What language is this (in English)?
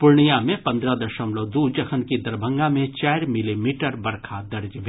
Maithili